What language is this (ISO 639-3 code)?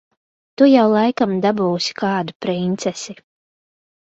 lav